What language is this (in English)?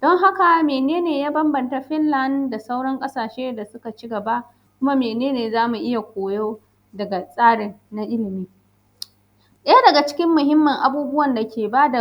Hausa